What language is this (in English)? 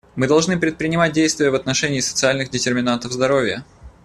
Russian